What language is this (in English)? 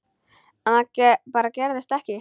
Icelandic